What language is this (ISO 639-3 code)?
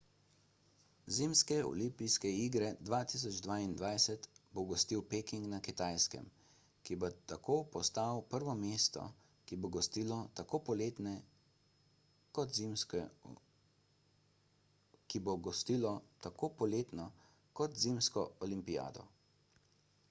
slv